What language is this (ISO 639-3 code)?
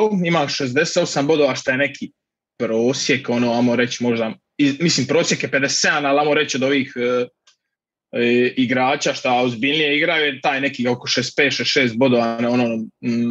hrv